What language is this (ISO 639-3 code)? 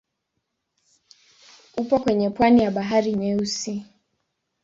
swa